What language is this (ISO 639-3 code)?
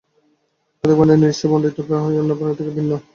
ben